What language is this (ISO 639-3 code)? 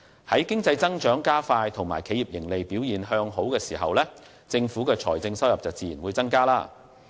yue